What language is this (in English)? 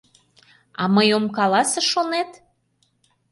Mari